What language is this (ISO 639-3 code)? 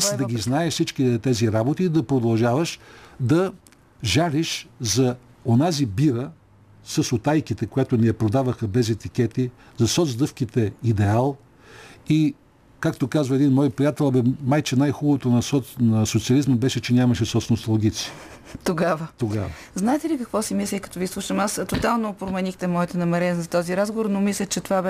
bul